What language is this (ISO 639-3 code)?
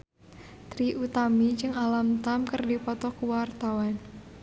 sun